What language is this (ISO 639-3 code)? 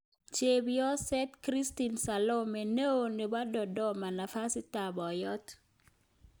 kln